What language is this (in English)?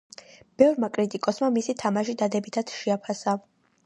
Georgian